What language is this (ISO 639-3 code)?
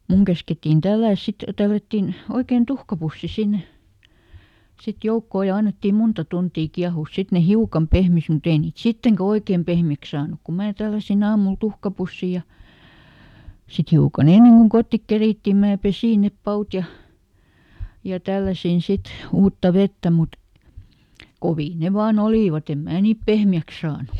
fin